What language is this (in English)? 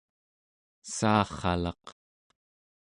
Central Yupik